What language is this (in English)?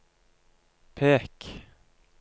Norwegian